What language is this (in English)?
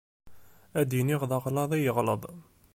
Kabyle